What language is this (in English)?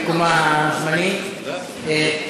Hebrew